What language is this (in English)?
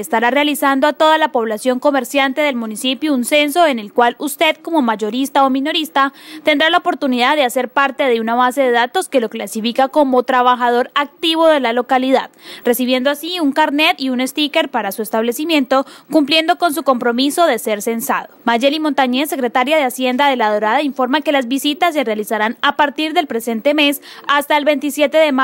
Spanish